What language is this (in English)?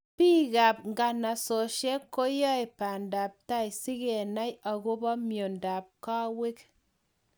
Kalenjin